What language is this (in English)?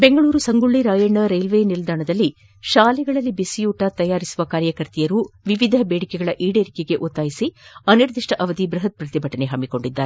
Kannada